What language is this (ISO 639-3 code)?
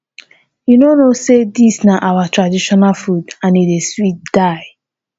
pcm